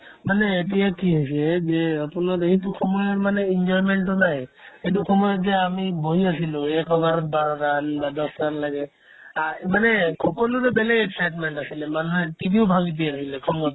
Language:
Assamese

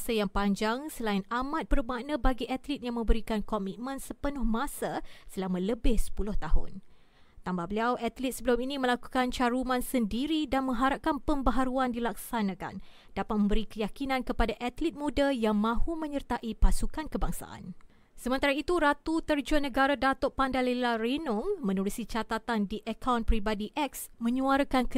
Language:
Malay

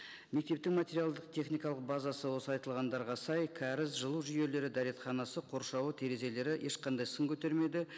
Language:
Kazakh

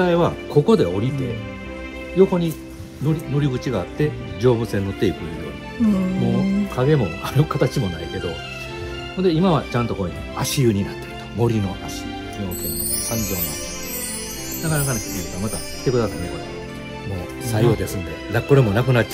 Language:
Japanese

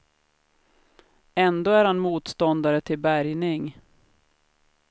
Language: Swedish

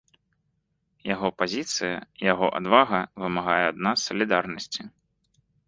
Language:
Belarusian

